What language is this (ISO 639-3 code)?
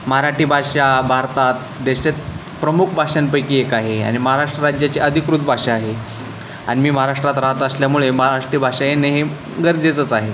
mar